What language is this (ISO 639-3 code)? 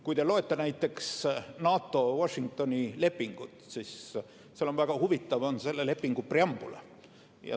est